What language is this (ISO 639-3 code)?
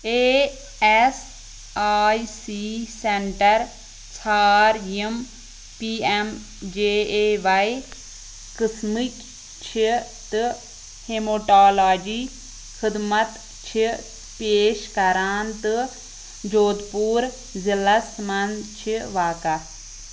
kas